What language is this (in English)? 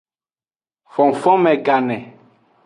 Aja (Benin)